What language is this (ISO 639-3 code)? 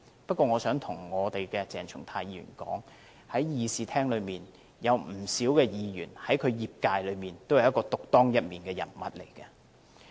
yue